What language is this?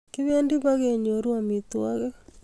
Kalenjin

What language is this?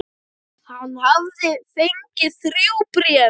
Icelandic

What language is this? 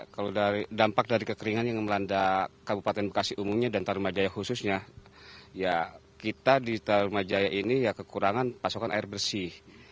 Indonesian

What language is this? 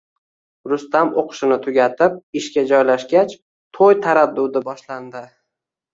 Uzbek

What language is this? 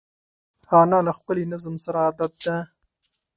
Pashto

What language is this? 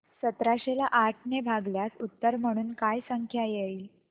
Marathi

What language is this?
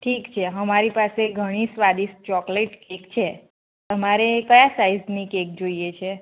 Gujarati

